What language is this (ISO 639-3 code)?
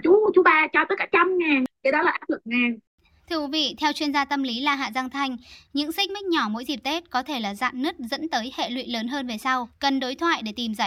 vie